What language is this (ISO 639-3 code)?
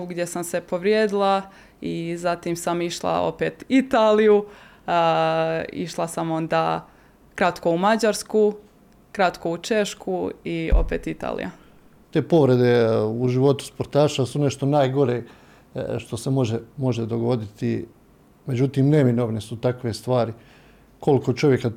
hrv